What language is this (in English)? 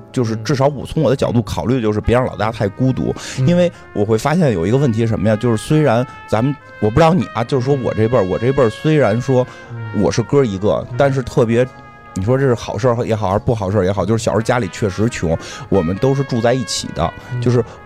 Chinese